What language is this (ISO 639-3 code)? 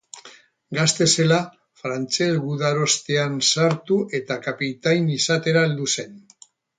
eus